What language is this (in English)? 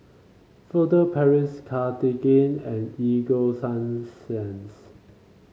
English